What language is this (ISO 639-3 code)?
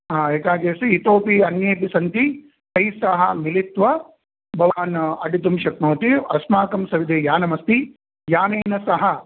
san